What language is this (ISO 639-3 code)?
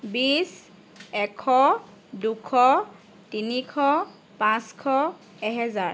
asm